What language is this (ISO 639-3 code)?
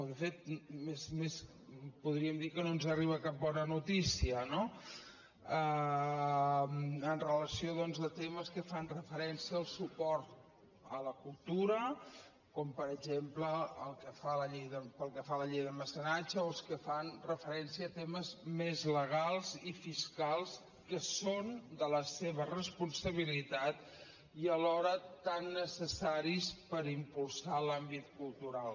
cat